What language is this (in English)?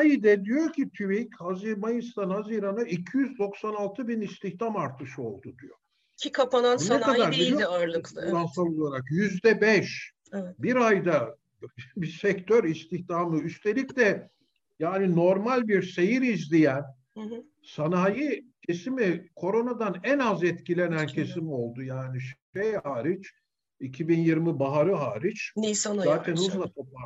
Turkish